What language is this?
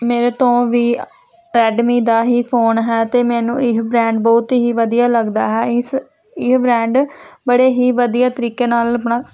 Punjabi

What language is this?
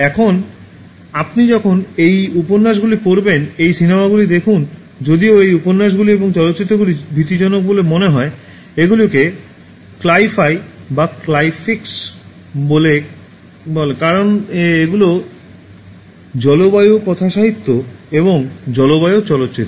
Bangla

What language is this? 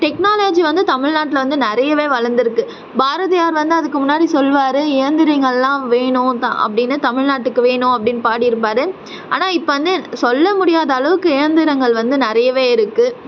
Tamil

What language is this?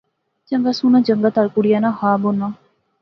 Pahari-Potwari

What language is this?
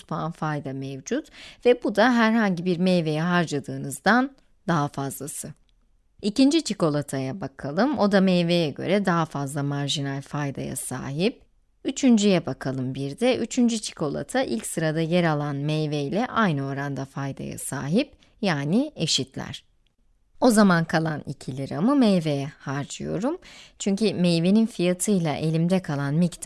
Turkish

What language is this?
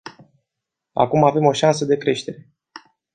Romanian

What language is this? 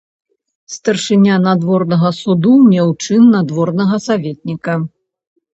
Belarusian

